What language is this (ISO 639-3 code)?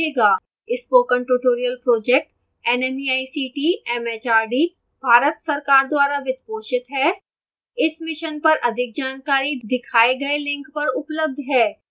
hin